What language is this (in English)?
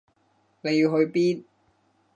Cantonese